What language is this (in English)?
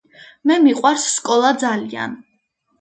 Georgian